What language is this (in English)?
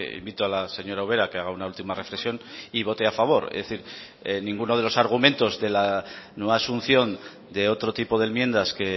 Spanish